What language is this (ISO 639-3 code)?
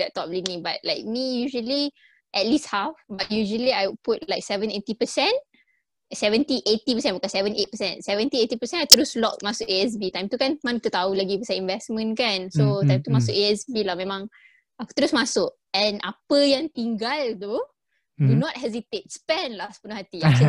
msa